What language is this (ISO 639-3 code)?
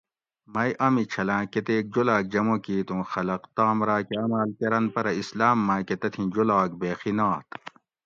gwc